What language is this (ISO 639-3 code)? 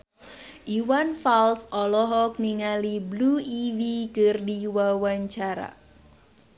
sun